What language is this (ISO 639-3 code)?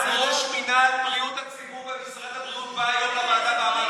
heb